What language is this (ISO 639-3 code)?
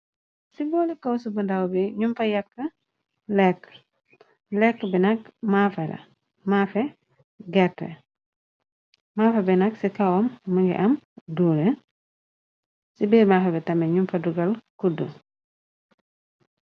wol